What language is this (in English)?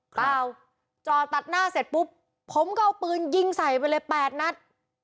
Thai